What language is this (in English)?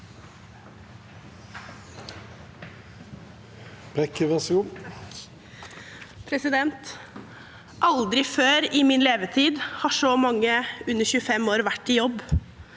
Norwegian